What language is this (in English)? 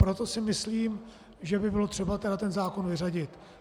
Czech